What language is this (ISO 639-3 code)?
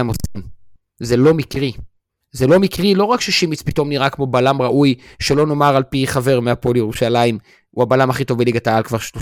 heb